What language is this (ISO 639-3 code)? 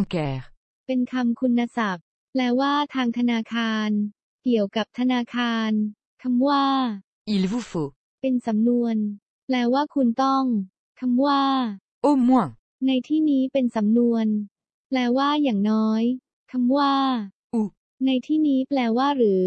tha